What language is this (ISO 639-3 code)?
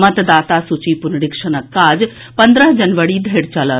mai